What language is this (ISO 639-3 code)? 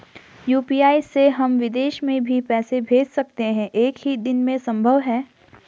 hin